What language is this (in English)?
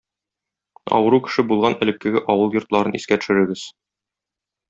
Tatar